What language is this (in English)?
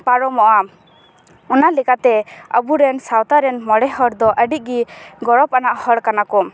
Santali